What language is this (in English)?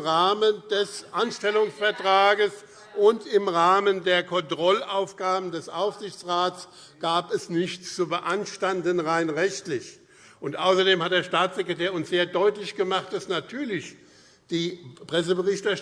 German